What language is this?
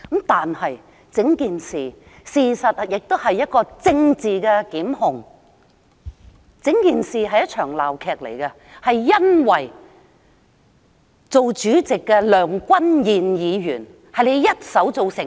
Cantonese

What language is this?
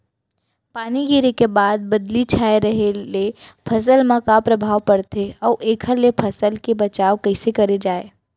Chhattisgarhi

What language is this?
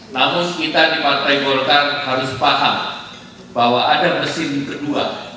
Indonesian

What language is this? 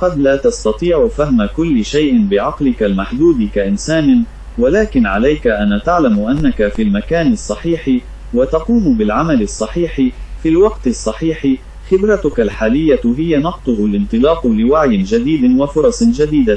Arabic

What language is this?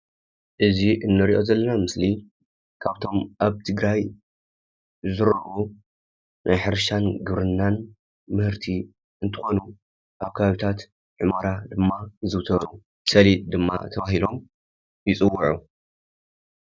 Tigrinya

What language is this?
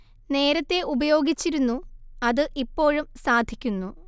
Malayalam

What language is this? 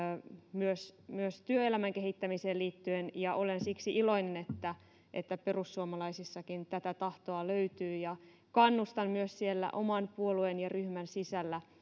Finnish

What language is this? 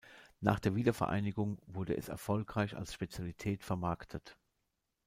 German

